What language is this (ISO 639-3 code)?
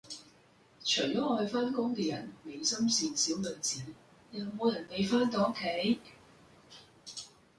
yue